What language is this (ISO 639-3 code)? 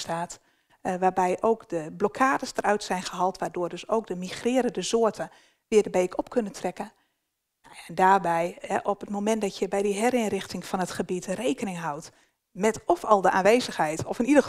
nld